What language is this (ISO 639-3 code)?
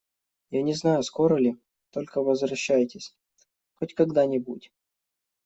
rus